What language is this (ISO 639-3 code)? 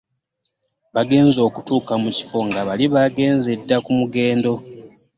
lug